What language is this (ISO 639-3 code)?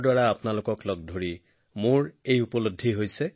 asm